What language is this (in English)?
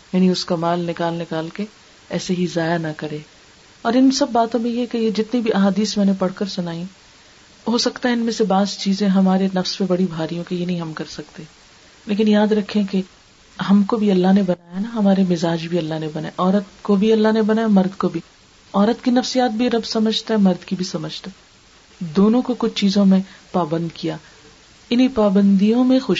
Urdu